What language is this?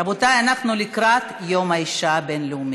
Hebrew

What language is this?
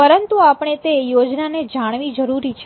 Gujarati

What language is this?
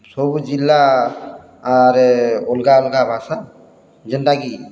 Odia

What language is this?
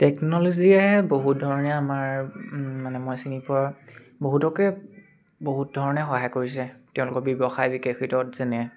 Assamese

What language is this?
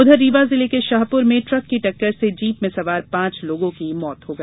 Hindi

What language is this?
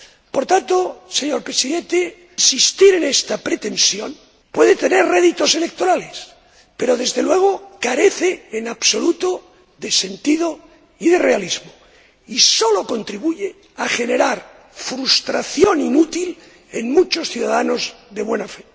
Spanish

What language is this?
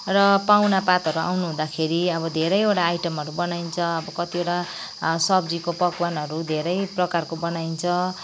Nepali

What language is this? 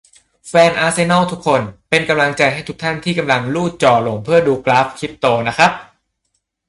Thai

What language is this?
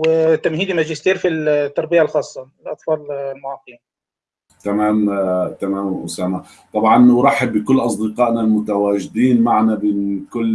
Arabic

